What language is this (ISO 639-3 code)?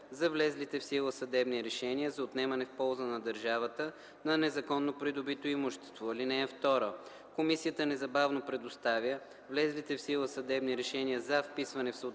bul